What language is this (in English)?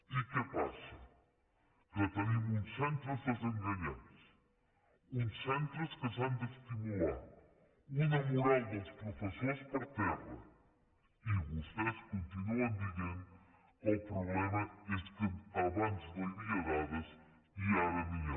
Catalan